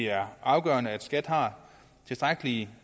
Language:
Danish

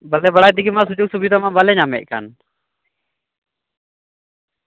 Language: Santali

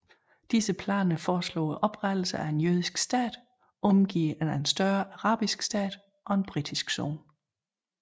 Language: Danish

